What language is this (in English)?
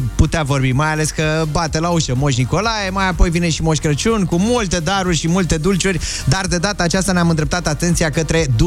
Romanian